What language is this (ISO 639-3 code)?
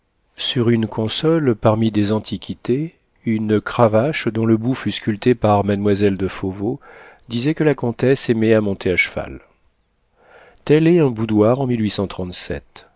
fra